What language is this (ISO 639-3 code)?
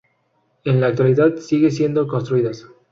spa